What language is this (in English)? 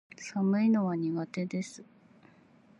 Japanese